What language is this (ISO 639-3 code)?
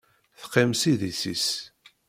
kab